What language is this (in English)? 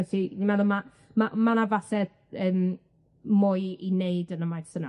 Welsh